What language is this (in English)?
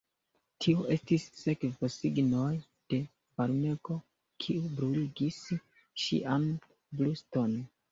Esperanto